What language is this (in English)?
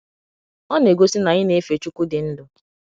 Igbo